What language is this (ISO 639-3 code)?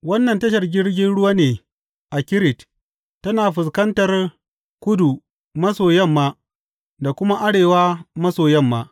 hau